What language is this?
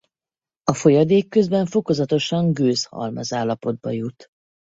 Hungarian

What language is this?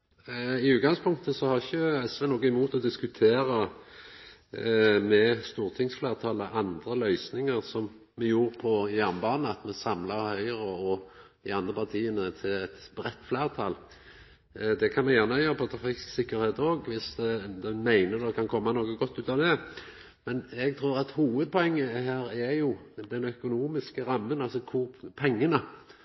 Norwegian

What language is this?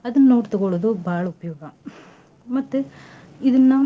Kannada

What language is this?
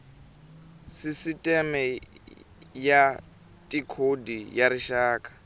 Tsonga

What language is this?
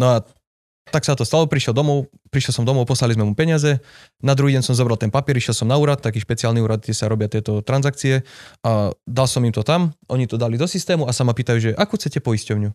Slovak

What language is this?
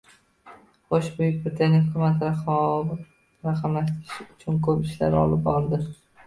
Uzbek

